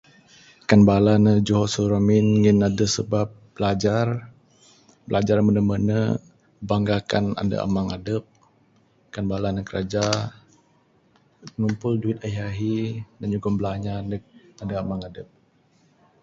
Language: Bukar-Sadung Bidayuh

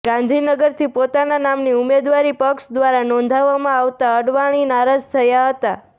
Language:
Gujarati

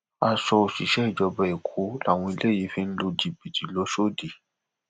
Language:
Yoruba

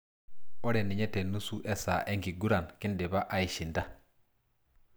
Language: Masai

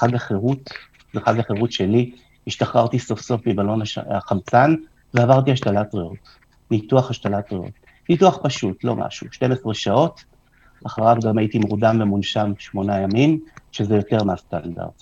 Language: Hebrew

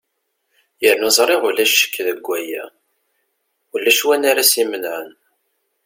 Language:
Kabyle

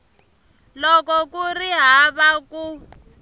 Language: Tsonga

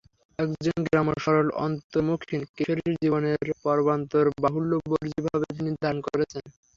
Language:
Bangla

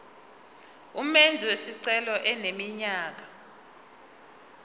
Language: Zulu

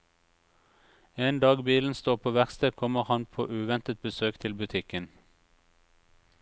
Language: Norwegian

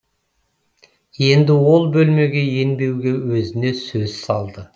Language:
Kazakh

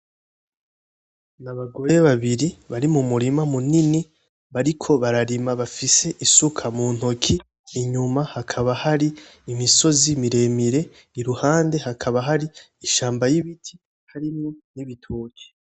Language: Rundi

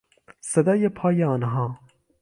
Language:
Persian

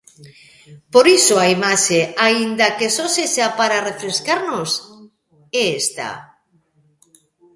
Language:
Galician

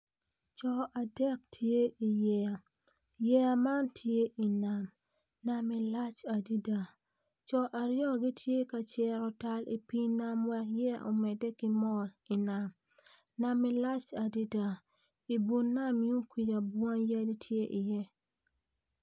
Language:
Acoli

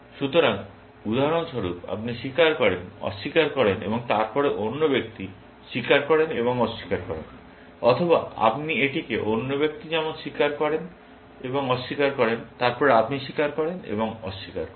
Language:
Bangla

